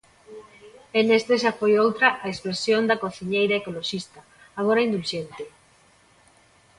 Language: Galician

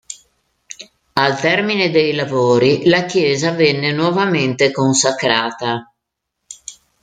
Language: Italian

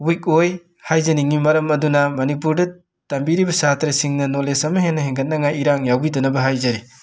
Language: Manipuri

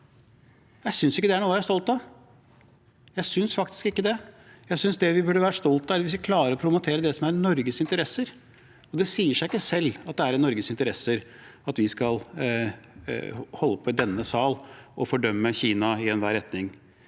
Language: Norwegian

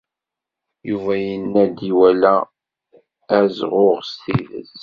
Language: Kabyle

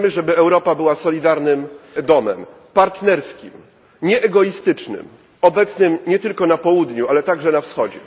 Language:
Polish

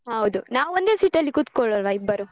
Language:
Kannada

